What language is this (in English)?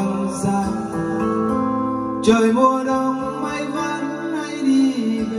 Vietnamese